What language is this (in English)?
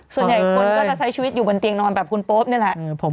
Thai